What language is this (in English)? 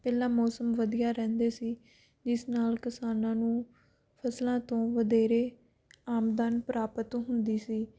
Punjabi